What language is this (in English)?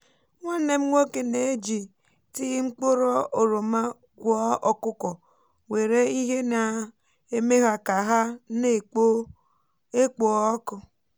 Igbo